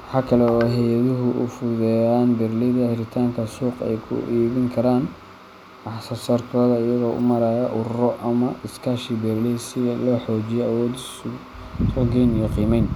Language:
Somali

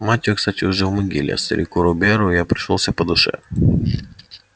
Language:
Russian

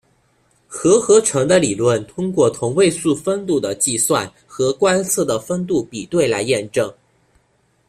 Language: Chinese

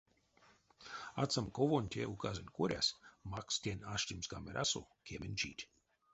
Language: Erzya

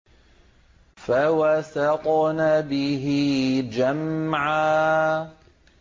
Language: Arabic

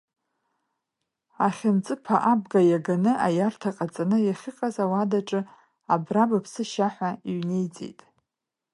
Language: Abkhazian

